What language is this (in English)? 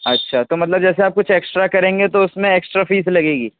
Urdu